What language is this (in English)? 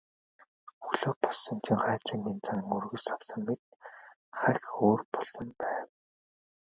Mongolian